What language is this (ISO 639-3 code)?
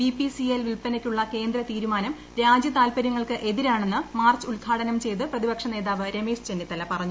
mal